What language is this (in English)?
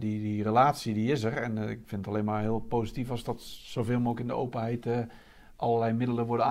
Dutch